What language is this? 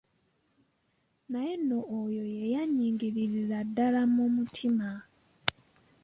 Ganda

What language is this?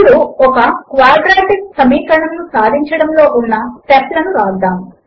Telugu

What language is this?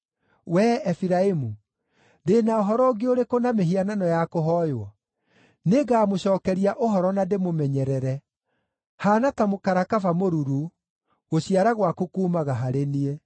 Kikuyu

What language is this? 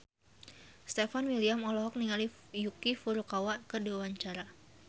Sundanese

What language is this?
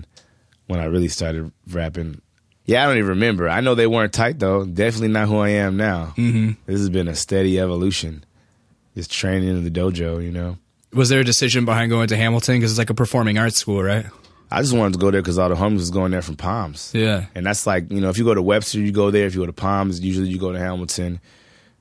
English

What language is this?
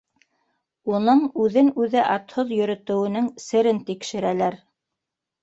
Bashkir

